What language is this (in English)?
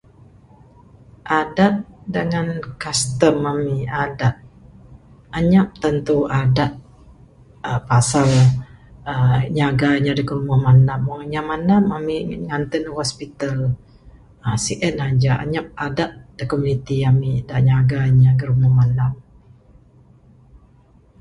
Bukar-Sadung Bidayuh